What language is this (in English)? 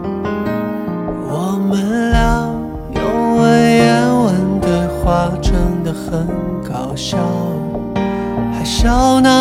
Chinese